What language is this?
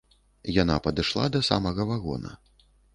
Belarusian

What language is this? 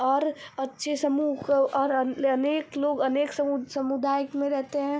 Hindi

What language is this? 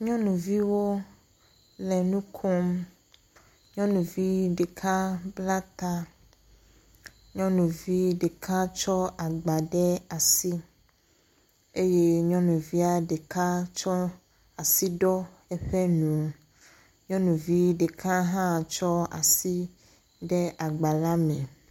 Ewe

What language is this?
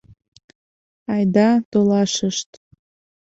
Mari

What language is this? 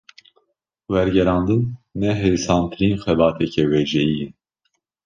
Kurdish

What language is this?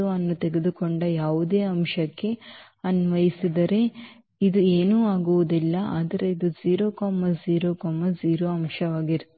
Kannada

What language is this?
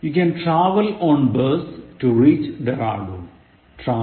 Malayalam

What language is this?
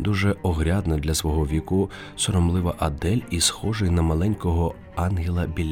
Ukrainian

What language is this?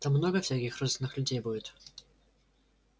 Russian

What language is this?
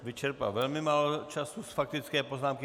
Czech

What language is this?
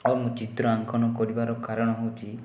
Odia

